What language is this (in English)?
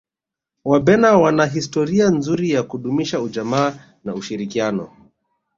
Swahili